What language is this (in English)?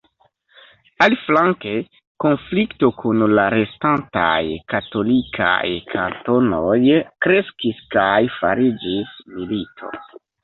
Esperanto